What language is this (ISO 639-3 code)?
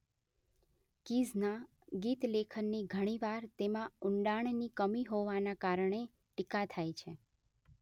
guj